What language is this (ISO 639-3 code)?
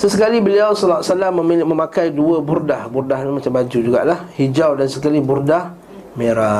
msa